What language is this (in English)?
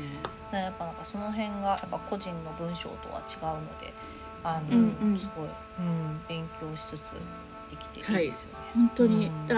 Japanese